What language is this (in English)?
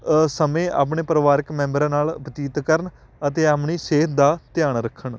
Punjabi